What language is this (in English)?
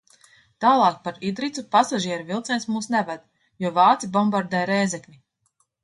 Latvian